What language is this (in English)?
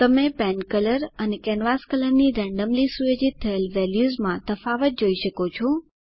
Gujarati